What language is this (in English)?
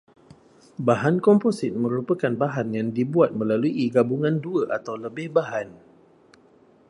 Malay